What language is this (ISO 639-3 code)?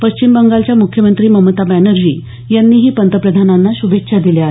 mar